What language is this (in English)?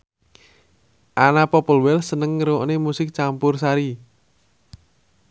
Javanese